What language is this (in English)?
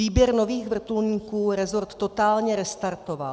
Czech